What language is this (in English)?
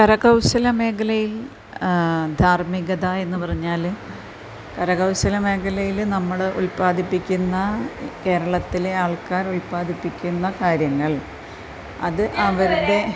Malayalam